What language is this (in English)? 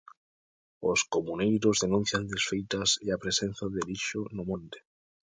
Galician